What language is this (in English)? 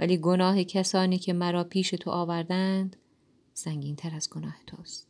Persian